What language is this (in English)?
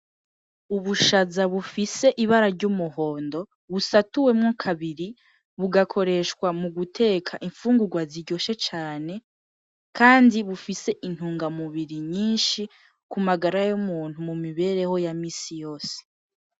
Rundi